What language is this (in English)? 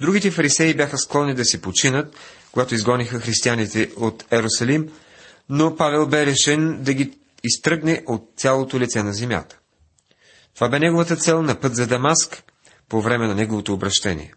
Bulgarian